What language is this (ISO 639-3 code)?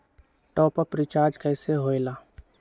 mag